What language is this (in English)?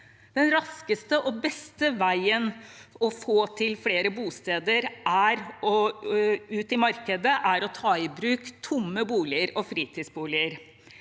Norwegian